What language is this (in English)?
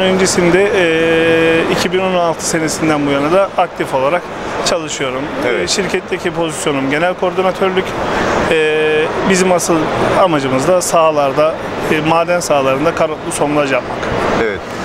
Turkish